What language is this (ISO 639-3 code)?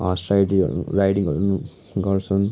nep